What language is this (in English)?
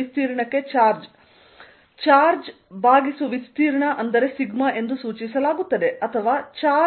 Kannada